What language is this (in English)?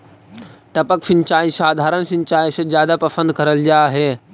Magahi